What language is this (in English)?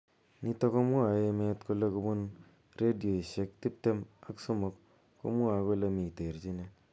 Kalenjin